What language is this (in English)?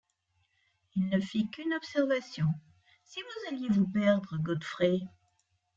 French